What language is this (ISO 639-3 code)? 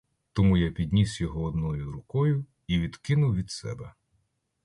ukr